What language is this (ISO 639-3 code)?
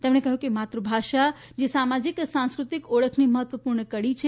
guj